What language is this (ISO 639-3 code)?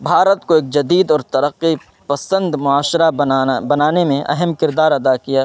urd